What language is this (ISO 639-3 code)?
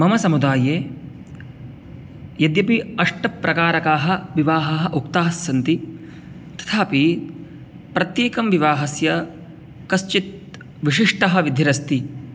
san